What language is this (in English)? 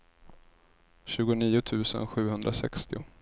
Swedish